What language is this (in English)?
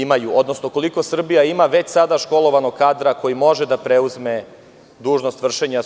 Serbian